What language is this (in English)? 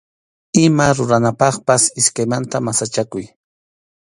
Arequipa-La Unión Quechua